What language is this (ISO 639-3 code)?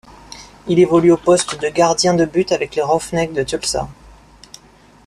fra